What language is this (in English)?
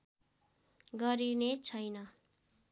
Nepali